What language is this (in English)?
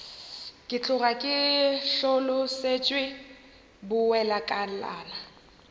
Northern Sotho